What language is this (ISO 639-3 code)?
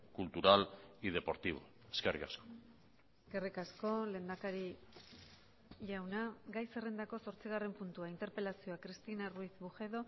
eus